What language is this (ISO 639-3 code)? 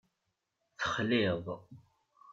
kab